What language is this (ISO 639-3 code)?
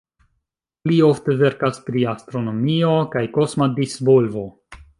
epo